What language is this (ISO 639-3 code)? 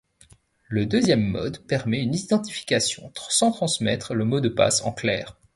fra